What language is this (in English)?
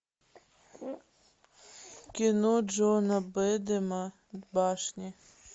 Russian